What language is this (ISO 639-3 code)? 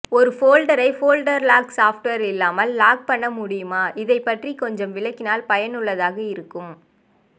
tam